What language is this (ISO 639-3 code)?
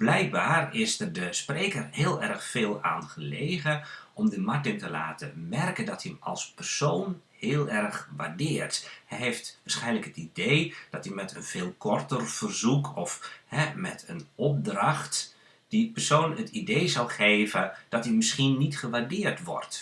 nld